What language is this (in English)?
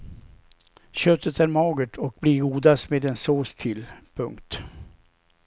Swedish